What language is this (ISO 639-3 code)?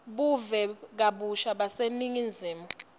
ssw